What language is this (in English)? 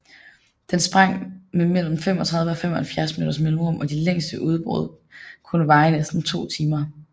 Danish